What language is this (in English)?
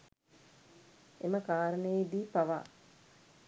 Sinhala